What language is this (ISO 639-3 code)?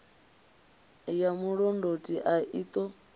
ven